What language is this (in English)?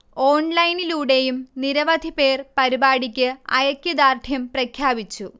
Malayalam